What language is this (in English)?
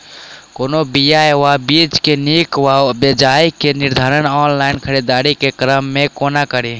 Maithili